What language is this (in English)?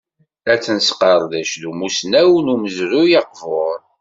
Kabyle